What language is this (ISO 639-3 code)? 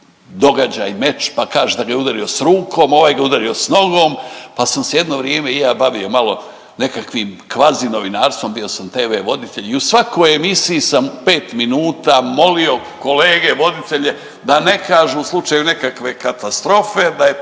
hrv